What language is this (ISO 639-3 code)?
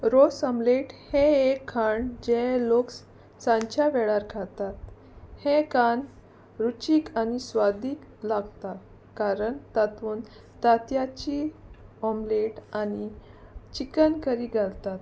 kok